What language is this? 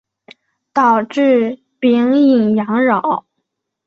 Chinese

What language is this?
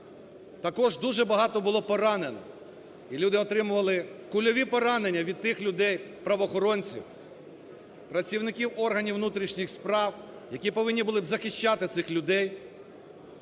Ukrainian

